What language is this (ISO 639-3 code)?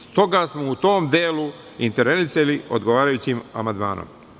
srp